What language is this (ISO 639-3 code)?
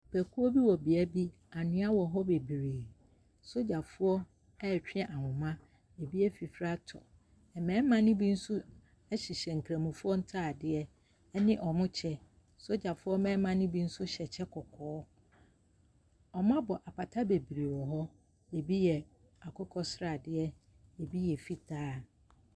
aka